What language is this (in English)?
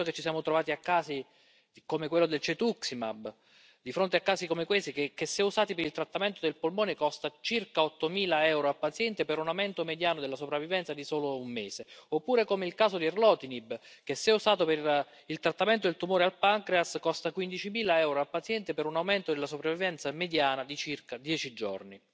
Italian